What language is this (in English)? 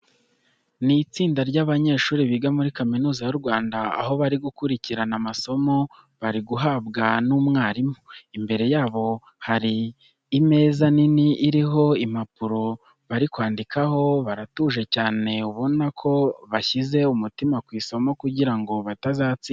Kinyarwanda